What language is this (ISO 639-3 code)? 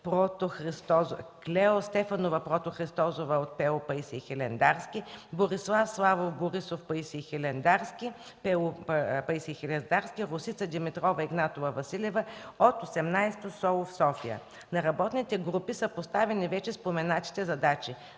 bul